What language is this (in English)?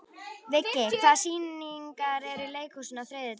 Icelandic